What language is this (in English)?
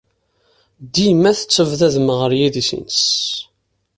Kabyle